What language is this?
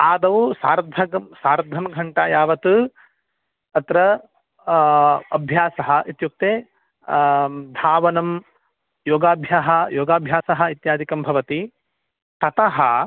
Sanskrit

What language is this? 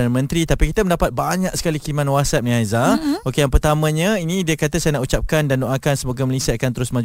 Malay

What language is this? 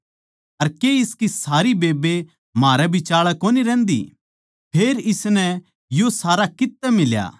Haryanvi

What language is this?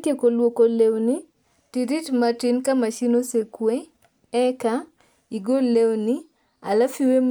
Luo (Kenya and Tanzania)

